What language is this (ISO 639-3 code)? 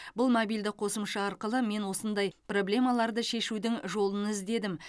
kaz